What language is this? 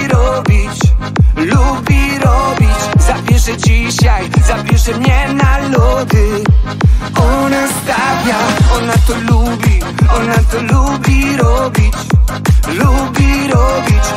Polish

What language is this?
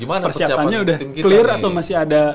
Indonesian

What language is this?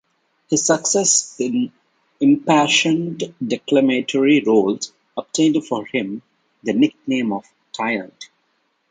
English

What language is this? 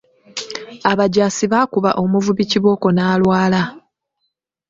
Ganda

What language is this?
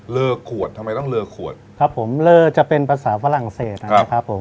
Thai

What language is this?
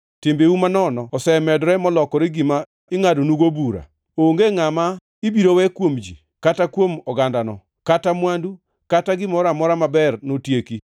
Luo (Kenya and Tanzania)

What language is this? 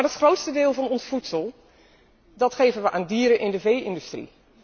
Dutch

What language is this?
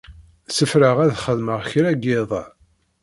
Kabyle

